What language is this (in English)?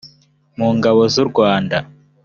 Kinyarwanda